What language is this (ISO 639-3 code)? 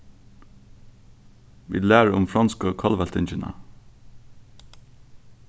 fao